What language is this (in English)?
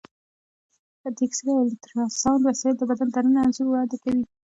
Pashto